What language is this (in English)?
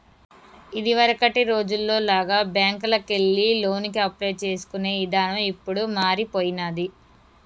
Telugu